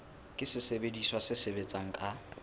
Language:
Southern Sotho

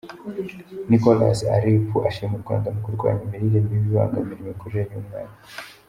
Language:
Kinyarwanda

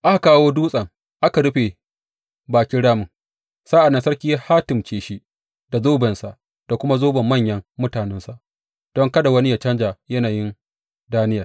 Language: Hausa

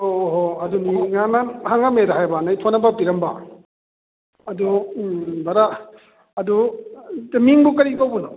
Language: Manipuri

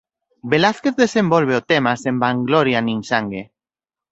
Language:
Galician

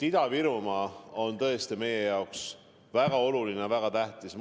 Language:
Estonian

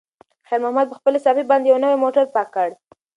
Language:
Pashto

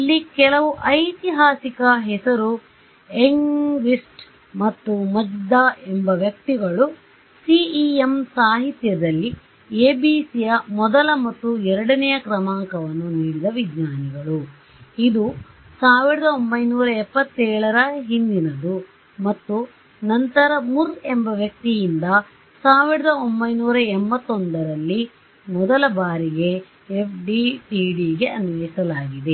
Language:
Kannada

